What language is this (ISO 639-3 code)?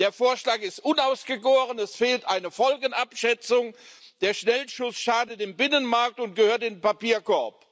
deu